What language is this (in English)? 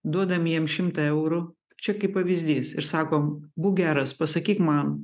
Lithuanian